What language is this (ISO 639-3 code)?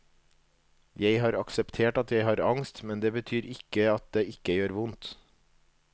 nor